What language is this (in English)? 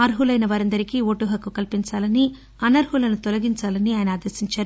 Telugu